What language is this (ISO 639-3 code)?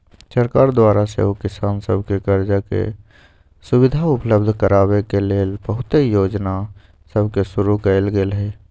mag